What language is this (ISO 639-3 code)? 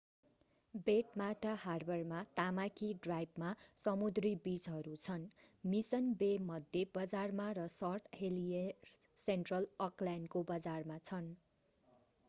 nep